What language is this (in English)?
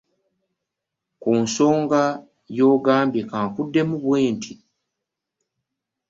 Ganda